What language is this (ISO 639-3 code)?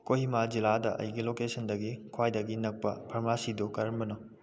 mni